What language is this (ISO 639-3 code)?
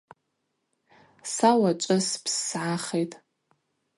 abq